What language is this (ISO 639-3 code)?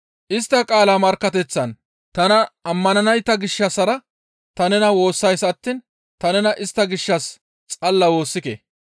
gmv